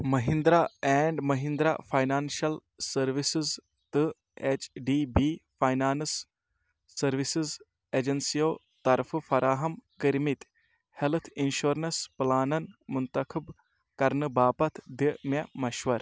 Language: Kashmiri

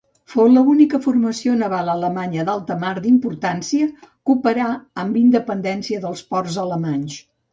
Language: Catalan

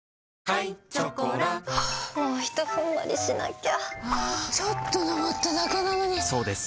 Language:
Japanese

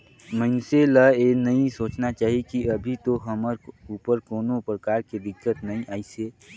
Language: Chhattisgarhi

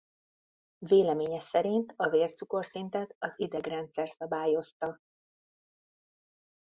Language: Hungarian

